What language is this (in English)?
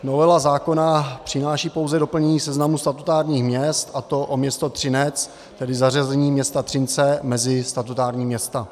Czech